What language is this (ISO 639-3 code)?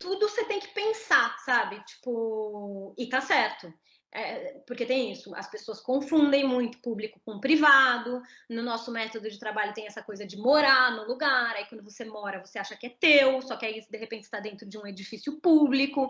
por